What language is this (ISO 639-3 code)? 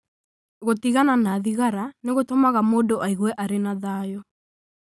kik